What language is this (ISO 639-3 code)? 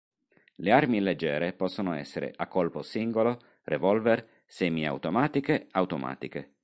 ita